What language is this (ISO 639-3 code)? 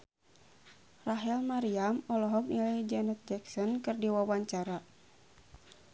sun